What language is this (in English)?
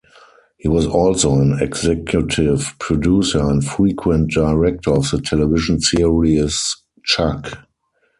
English